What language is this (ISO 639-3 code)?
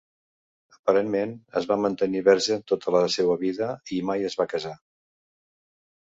cat